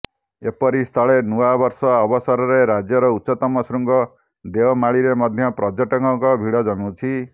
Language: Odia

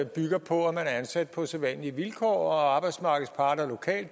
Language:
Danish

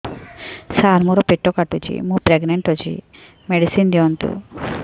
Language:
Odia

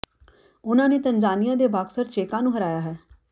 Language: Punjabi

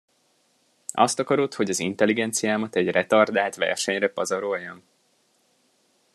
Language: Hungarian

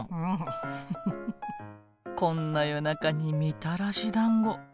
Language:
Japanese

